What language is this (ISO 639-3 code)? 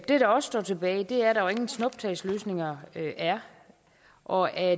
dan